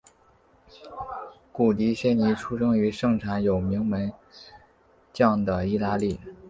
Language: Chinese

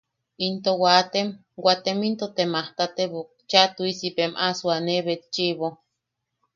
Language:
Yaqui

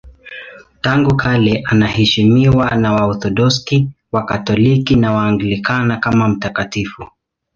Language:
Swahili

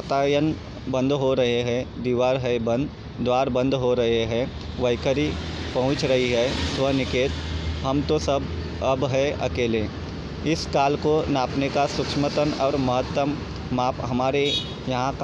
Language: Hindi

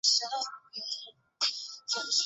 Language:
Chinese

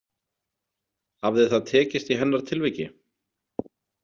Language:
Icelandic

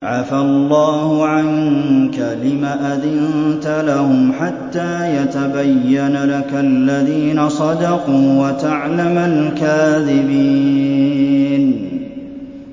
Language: Arabic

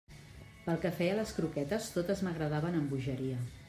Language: Catalan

